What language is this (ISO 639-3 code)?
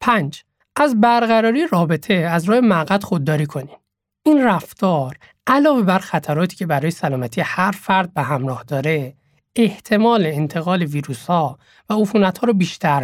fas